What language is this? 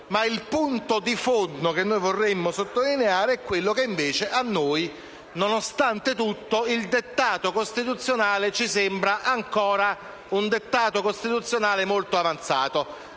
Italian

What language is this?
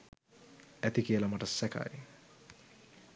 Sinhala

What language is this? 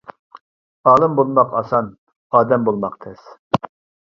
Uyghur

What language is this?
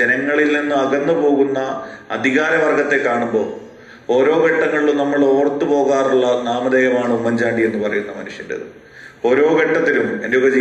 Malayalam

